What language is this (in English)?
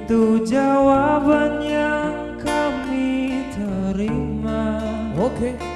Indonesian